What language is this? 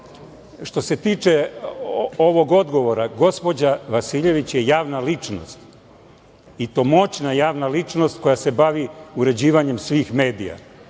Serbian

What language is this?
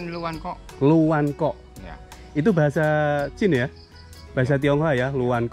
Indonesian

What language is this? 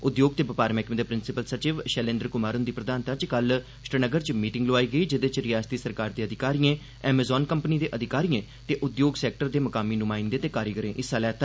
Dogri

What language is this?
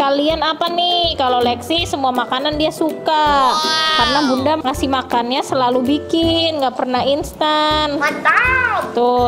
Indonesian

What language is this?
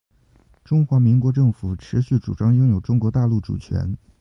Chinese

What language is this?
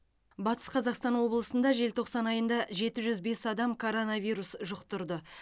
Kazakh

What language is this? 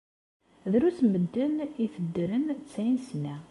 Kabyle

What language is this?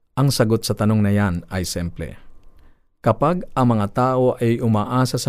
Filipino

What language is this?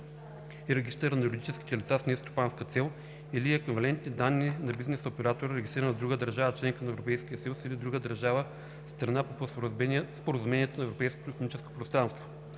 Bulgarian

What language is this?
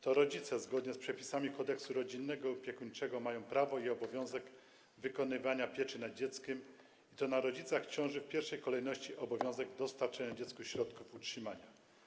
Polish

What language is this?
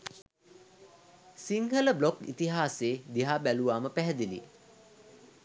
Sinhala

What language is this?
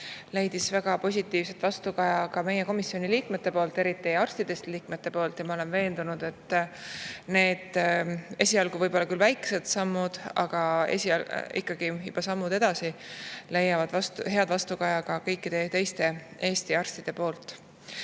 Estonian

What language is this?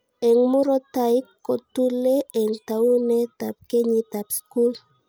Kalenjin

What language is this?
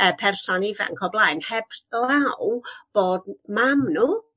Welsh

